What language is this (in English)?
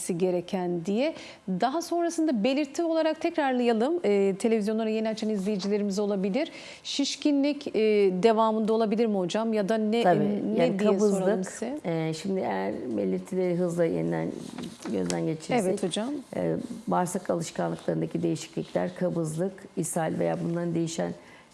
Turkish